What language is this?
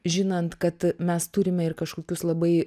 Lithuanian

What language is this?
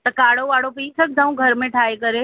Sindhi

